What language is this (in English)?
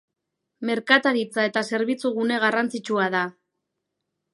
Basque